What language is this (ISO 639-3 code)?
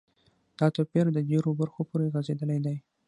pus